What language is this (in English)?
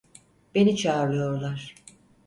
Turkish